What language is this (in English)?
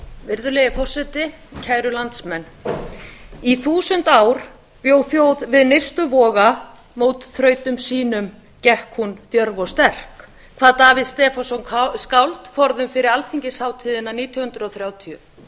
Icelandic